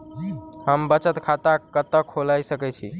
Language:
Maithili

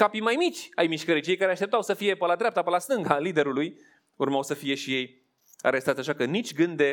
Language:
Romanian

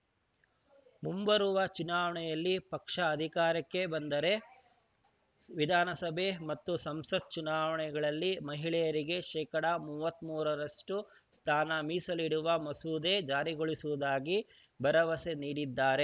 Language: Kannada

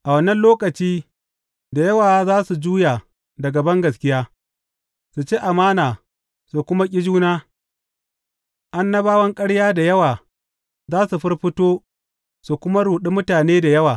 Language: Hausa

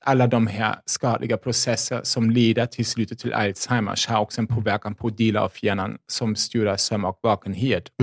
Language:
Swedish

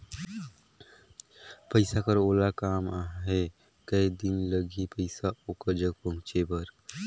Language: Chhattisgarhi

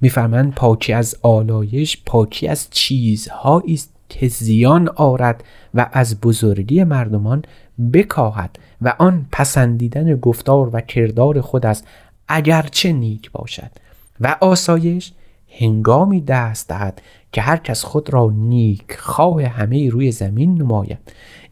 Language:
Persian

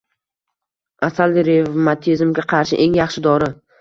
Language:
Uzbek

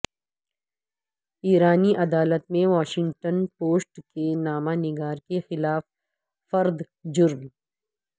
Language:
Urdu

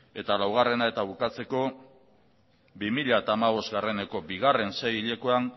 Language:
Basque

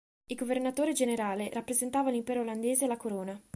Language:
Italian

